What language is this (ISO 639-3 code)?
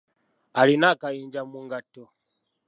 lug